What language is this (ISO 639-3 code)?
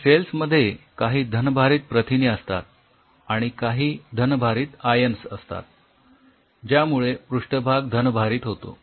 mar